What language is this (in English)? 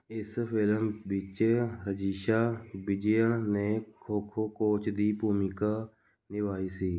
Punjabi